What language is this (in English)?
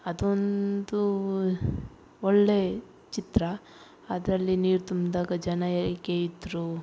Kannada